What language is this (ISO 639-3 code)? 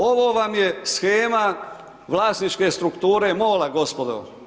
hrv